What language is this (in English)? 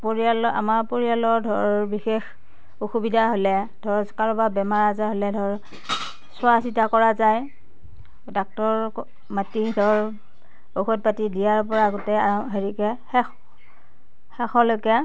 Assamese